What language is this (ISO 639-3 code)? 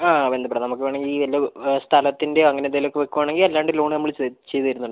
mal